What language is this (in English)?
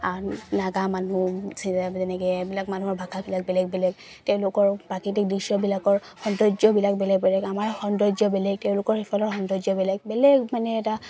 Assamese